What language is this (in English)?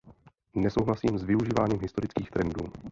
Czech